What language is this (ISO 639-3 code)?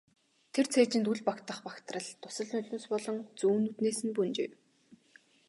mon